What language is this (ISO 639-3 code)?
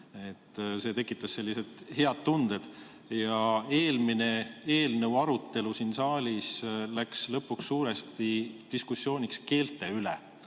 est